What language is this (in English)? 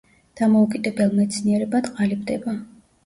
Georgian